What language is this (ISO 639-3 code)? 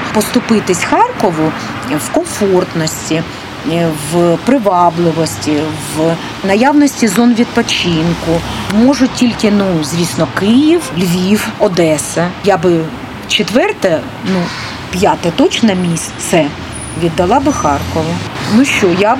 ukr